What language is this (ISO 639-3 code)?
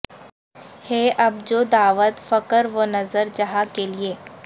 urd